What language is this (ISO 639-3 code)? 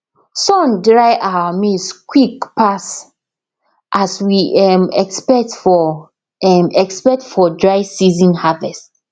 pcm